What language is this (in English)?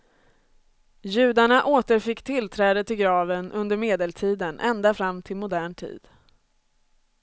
Swedish